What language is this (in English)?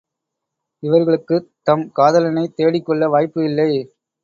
Tamil